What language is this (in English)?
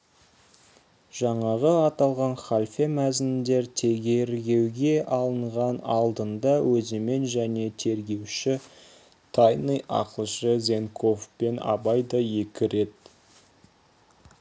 Kazakh